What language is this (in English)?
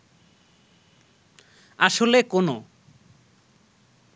Bangla